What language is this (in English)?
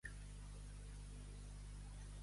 Catalan